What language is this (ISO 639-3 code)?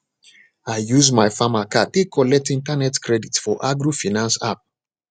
pcm